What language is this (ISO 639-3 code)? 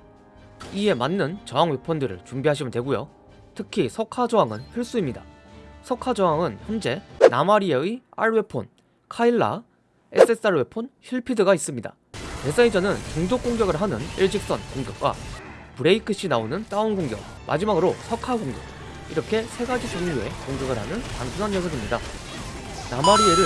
kor